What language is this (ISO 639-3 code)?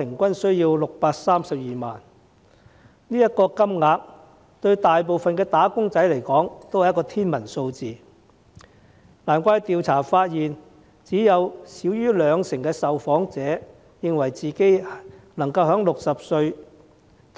yue